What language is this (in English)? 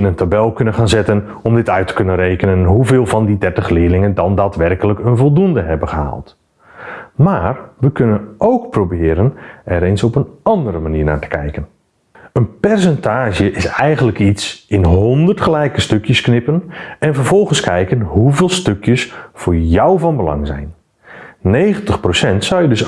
Dutch